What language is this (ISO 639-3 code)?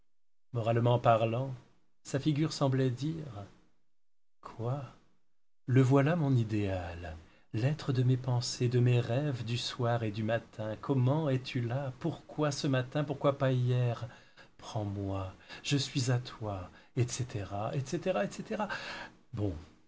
fra